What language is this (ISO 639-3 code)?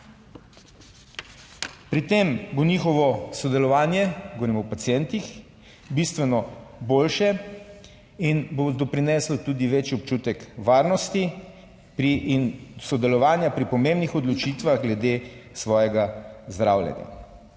slv